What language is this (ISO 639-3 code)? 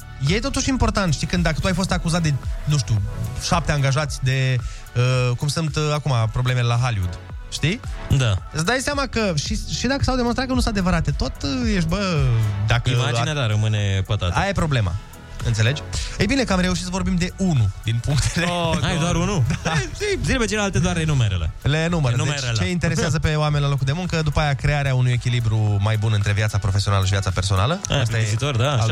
ron